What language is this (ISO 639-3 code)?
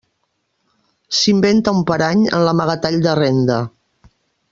cat